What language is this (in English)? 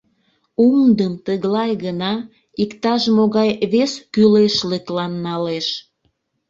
Mari